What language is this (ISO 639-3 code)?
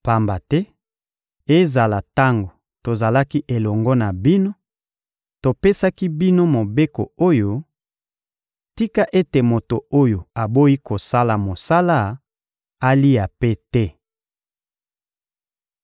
lin